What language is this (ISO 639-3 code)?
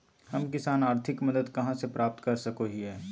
mag